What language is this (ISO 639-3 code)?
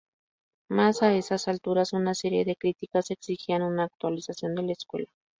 spa